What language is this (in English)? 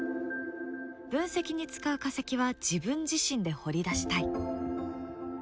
Japanese